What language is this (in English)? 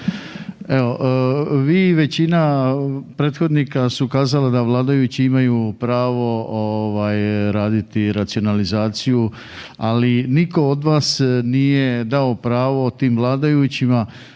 Croatian